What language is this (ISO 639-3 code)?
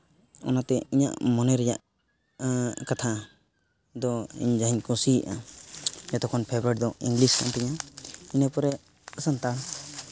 sat